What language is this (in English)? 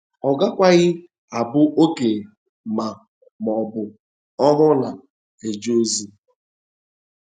Igbo